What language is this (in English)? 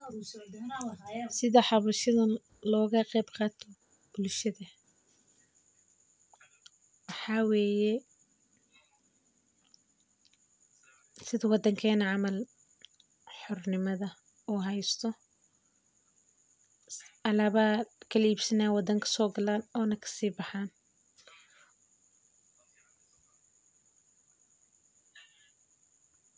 Somali